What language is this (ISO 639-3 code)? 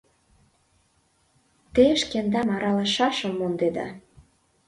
chm